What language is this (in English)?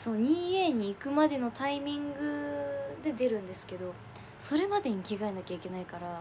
Japanese